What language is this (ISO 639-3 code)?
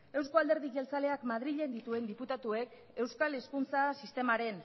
eus